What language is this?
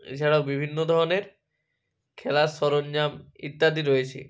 Bangla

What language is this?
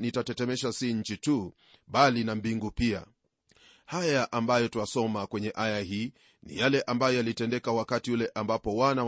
Swahili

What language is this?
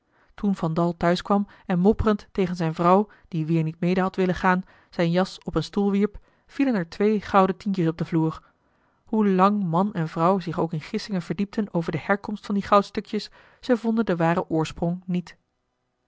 Dutch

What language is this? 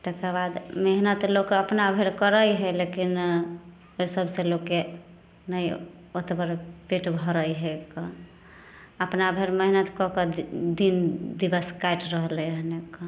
Maithili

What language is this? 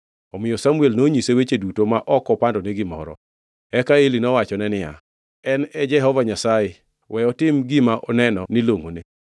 Luo (Kenya and Tanzania)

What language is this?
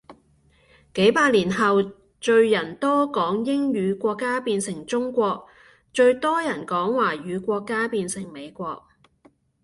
Cantonese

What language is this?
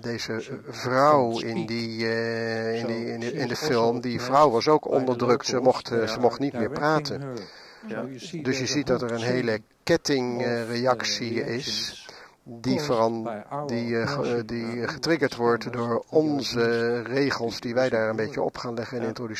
Dutch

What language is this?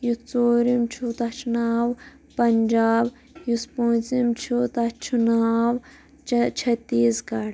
Kashmiri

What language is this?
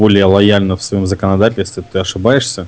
Russian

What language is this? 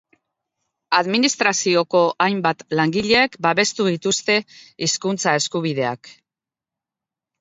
Basque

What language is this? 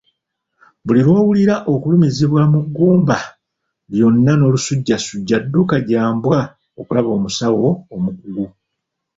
Ganda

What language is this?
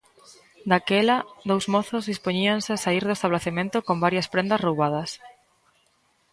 Galician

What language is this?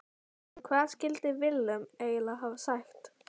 Icelandic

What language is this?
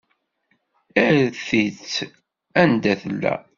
Kabyle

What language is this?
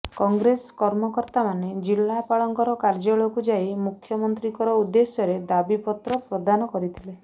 Odia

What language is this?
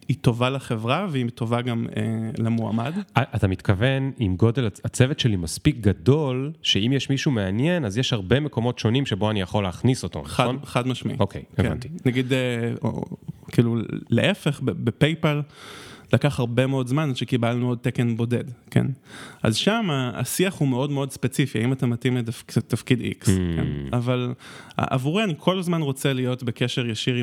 Hebrew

